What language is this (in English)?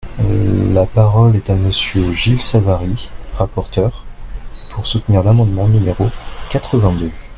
French